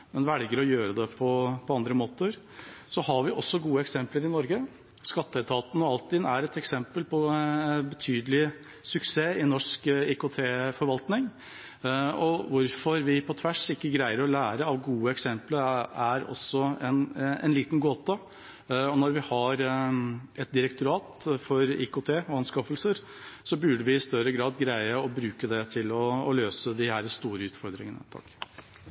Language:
Norwegian Bokmål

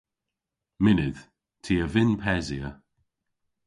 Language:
Cornish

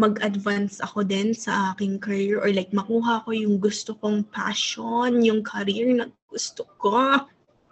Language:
Filipino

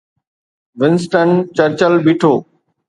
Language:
Sindhi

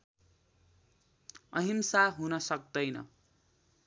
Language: Nepali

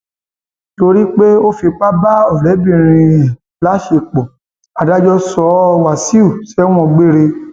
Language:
Yoruba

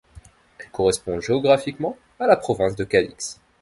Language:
French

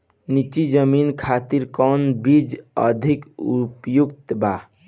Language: Bhojpuri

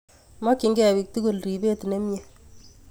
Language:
Kalenjin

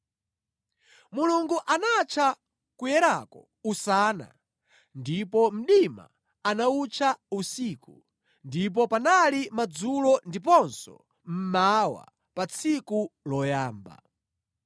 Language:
Nyanja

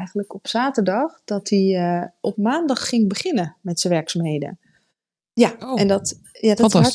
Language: Dutch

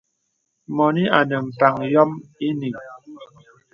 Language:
Bebele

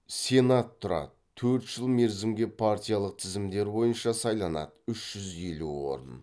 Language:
Kazakh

